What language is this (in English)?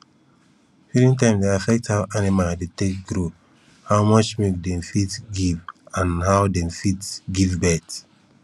Nigerian Pidgin